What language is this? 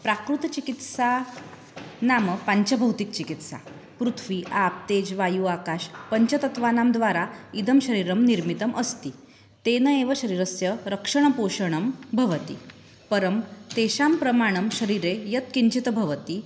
Sanskrit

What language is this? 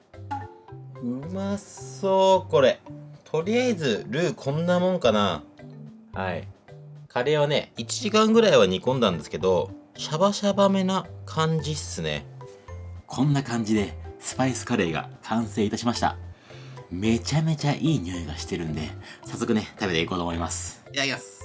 Japanese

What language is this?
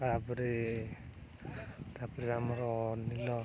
Odia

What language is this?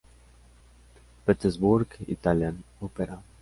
Spanish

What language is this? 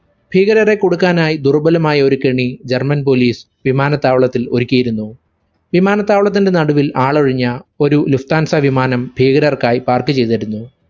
Malayalam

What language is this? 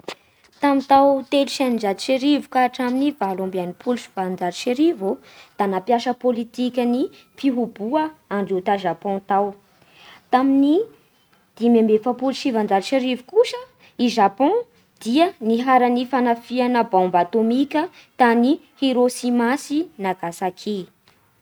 Bara Malagasy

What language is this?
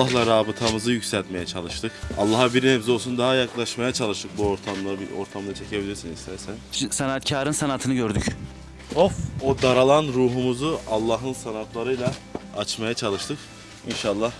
Turkish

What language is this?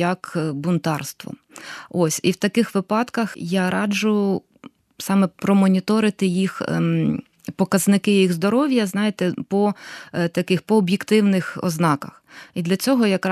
Ukrainian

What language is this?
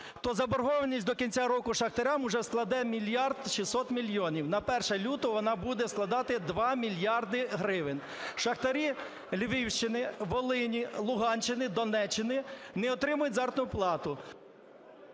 Ukrainian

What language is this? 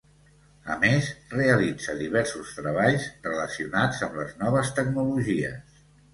Catalan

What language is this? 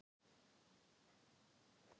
Icelandic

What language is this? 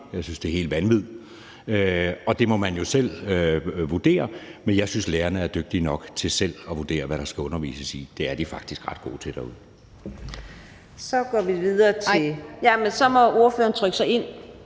Danish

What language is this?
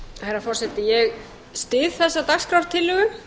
Icelandic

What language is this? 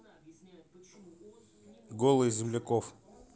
Russian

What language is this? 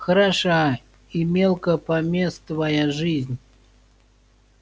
Russian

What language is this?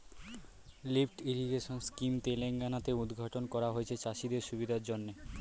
Bangla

